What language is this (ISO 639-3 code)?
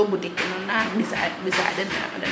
srr